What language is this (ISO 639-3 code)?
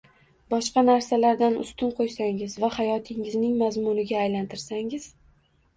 uzb